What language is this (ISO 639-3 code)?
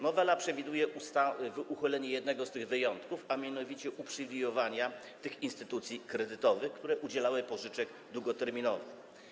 pol